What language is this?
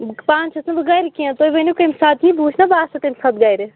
Kashmiri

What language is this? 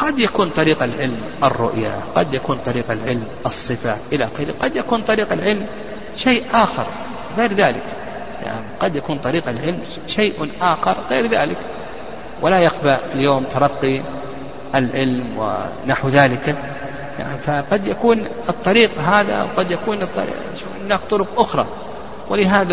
Arabic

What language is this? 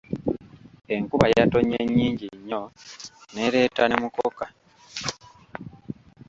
Ganda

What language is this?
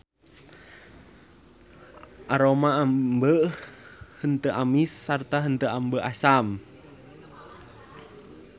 Sundanese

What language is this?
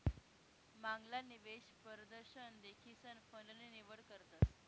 Marathi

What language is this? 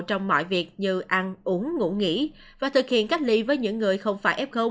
Vietnamese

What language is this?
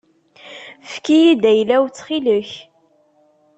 Kabyle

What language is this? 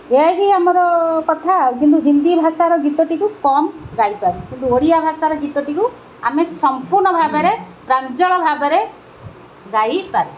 Odia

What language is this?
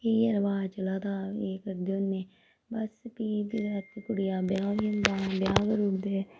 Dogri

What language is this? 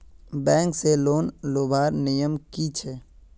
Magahi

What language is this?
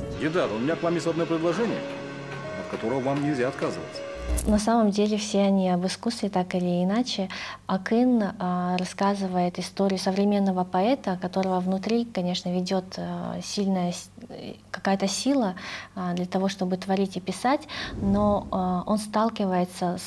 Russian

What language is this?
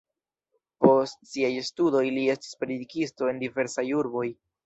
Esperanto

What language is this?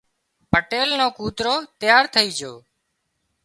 Wadiyara Koli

